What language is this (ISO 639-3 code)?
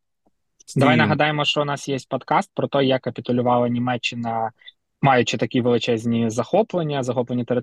ukr